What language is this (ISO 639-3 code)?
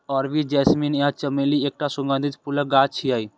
mai